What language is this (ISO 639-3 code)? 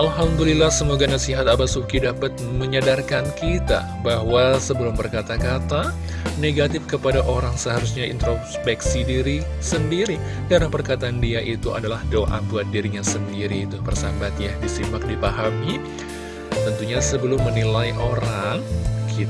ind